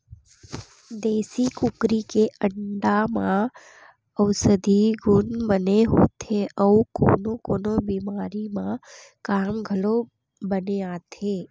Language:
Chhattisgarhi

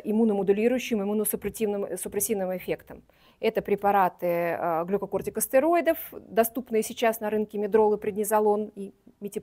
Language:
Russian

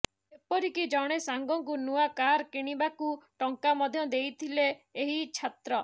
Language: Odia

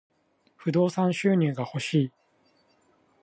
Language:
Japanese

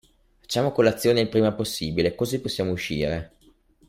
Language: Italian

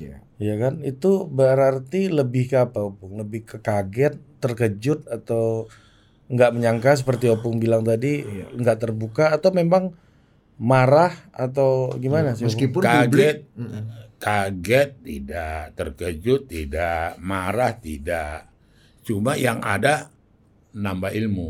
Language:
Indonesian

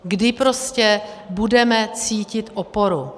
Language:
Czech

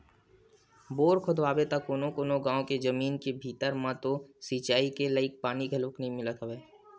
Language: Chhattisgarhi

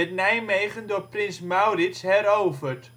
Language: Dutch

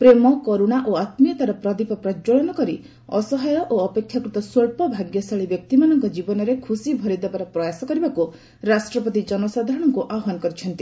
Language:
Odia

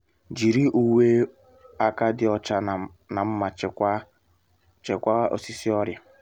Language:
Igbo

